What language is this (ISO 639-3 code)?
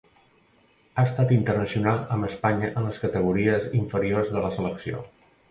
cat